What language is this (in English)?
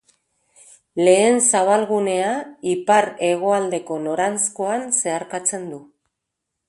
Basque